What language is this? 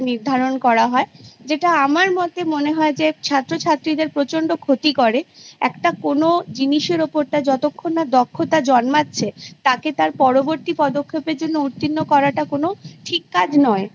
Bangla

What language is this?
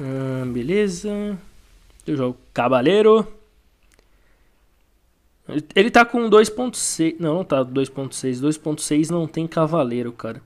Portuguese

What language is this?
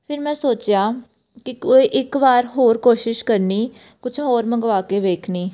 Punjabi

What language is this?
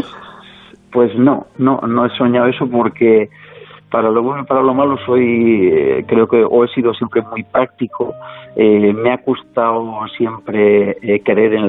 Spanish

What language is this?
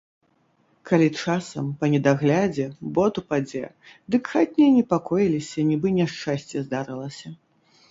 Belarusian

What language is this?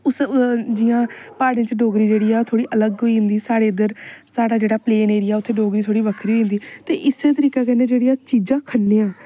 Dogri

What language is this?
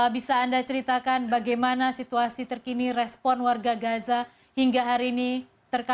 Indonesian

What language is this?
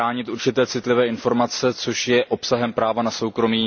Czech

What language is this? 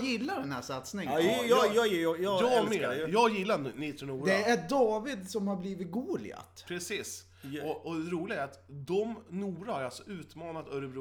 Swedish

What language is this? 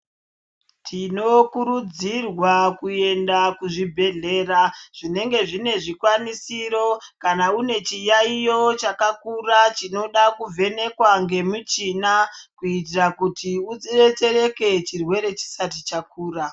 Ndau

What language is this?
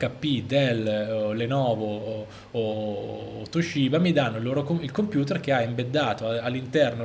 Italian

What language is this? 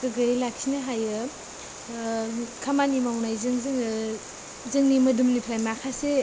Bodo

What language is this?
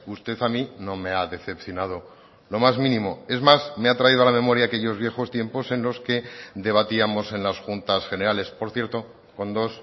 Spanish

